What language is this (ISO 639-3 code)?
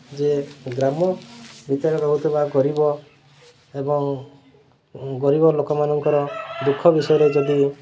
ori